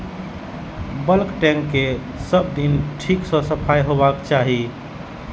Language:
Maithili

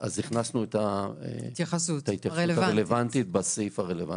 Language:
Hebrew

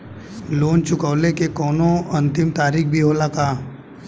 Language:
Bhojpuri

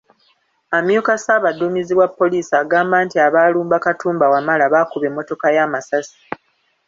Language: Ganda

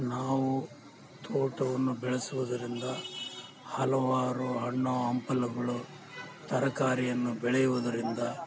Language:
Kannada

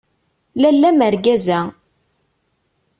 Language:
Kabyle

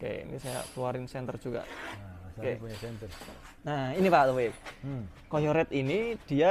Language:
Indonesian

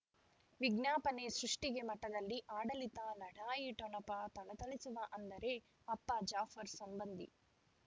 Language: Kannada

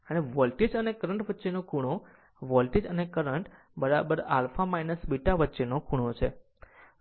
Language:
Gujarati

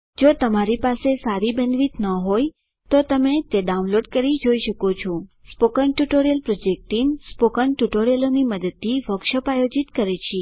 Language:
Gujarati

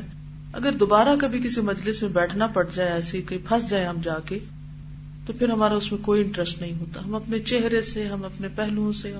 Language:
Urdu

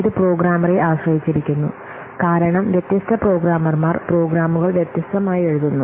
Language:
Malayalam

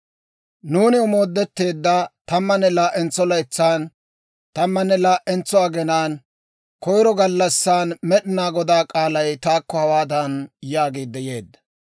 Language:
Dawro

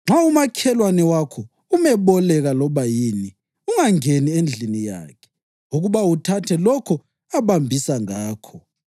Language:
North Ndebele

